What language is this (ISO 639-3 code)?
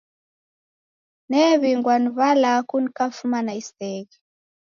dav